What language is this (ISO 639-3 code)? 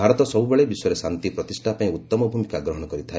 ori